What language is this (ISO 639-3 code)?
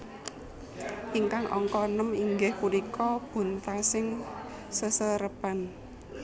jav